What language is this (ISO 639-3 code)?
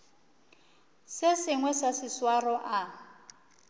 nso